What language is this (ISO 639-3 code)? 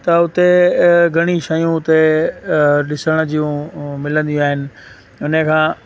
snd